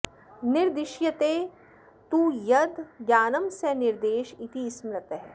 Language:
Sanskrit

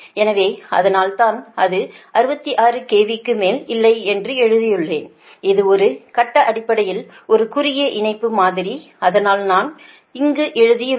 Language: Tamil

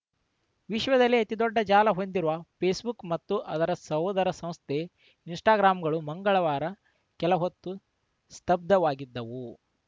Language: Kannada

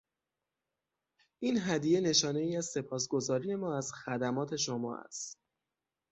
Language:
Persian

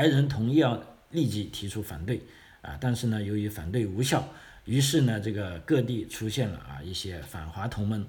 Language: Chinese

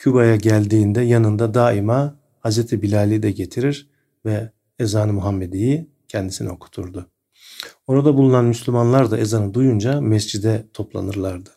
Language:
Turkish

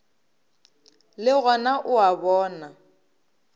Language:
Northern Sotho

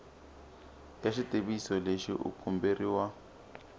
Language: Tsonga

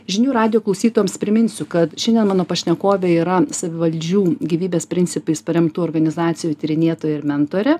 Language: Lithuanian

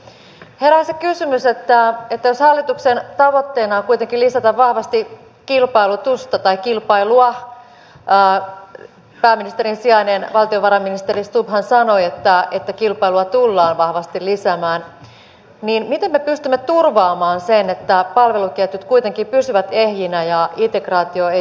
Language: Finnish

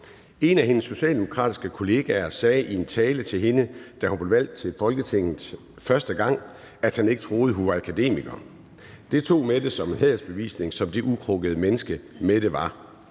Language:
Danish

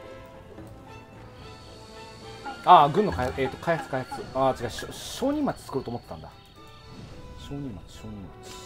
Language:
Japanese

